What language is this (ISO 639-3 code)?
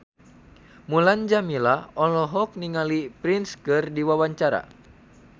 sun